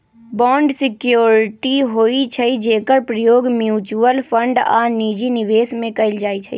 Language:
Magahi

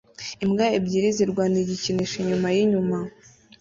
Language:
Kinyarwanda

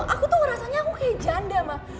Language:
Indonesian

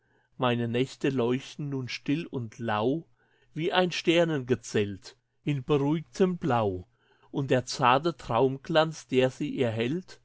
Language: German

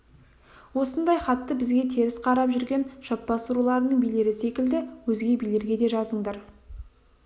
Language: Kazakh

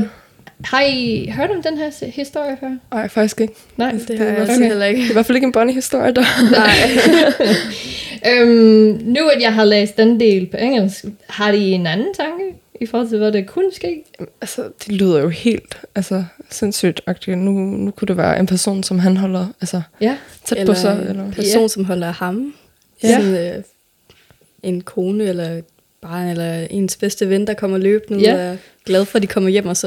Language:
Danish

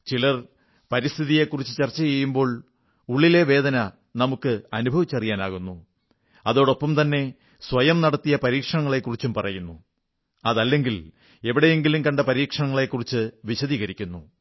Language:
Malayalam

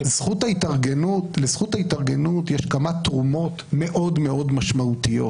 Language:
Hebrew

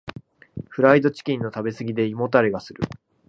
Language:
Japanese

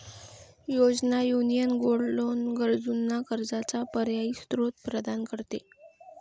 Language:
Marathi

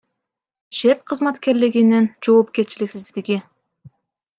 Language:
Kyrgyz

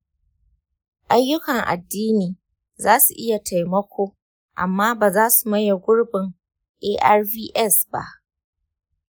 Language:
Hausa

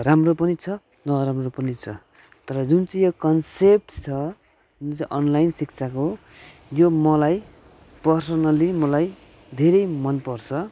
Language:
Nepali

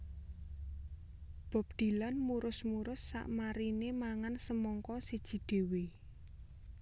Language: Javanese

